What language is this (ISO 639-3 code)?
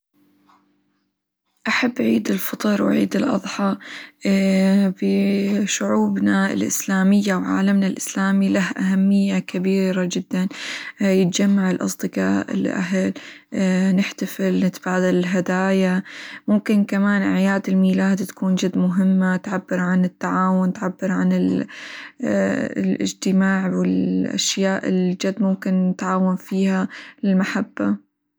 acw